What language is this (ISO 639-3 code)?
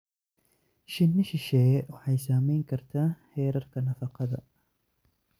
som